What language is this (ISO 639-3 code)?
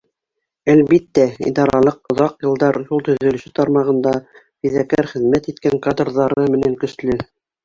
bak